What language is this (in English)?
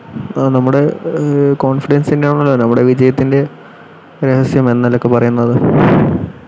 Malayalam